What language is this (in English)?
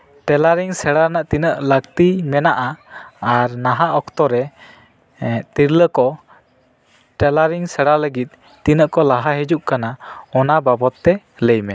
Santali